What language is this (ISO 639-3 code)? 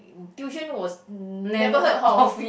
eng